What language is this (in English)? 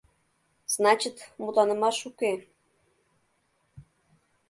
Mari